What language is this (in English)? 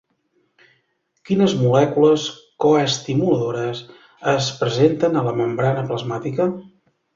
Catalan